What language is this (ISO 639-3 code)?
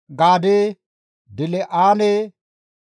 gmv